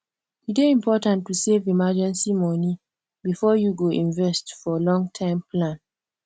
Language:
Nigerian Pidgin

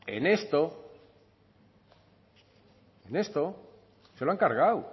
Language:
Spanish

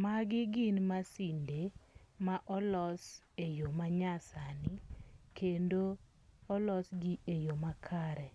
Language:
Luo (Kenya and Tanzania)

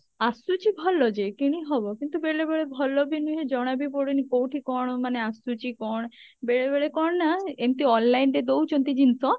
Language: Odia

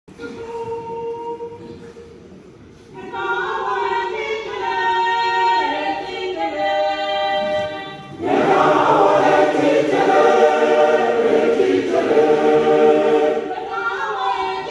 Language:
Romanian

